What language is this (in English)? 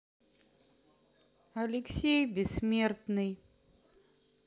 Russian